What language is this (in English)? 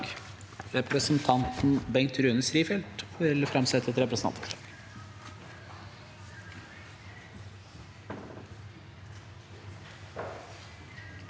Norwegian